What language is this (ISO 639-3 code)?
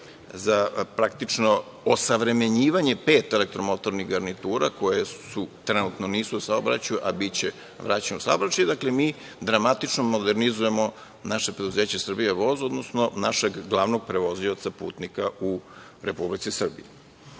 srp